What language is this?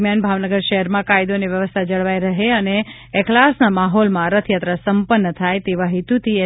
Gujarati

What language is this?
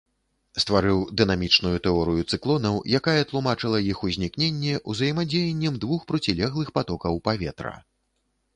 Belarusian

